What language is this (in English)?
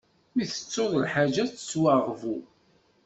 Kabyle